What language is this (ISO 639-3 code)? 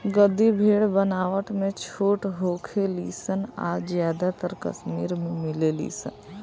bho